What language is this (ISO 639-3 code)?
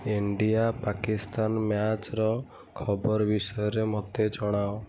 ori